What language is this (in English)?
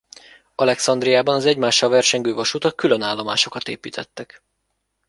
Hungarian